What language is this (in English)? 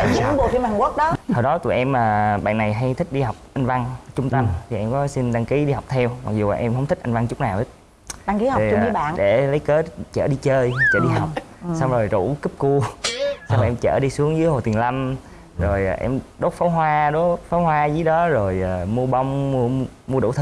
Vietnamese